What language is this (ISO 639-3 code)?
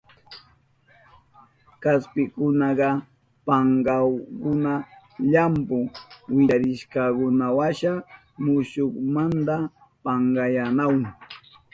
qup